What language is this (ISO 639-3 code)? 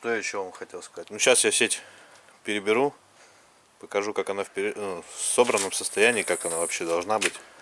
rus